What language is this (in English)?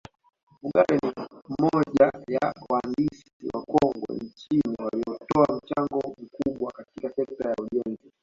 Swahili